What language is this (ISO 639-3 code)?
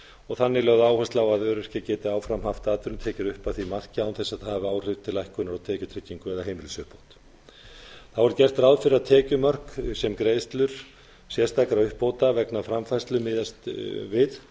isl